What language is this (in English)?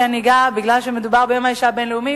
Hebrew